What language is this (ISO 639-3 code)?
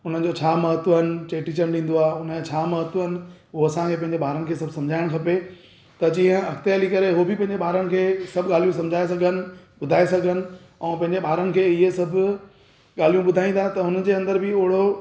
snd